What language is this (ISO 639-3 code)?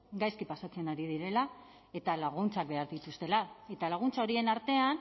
eus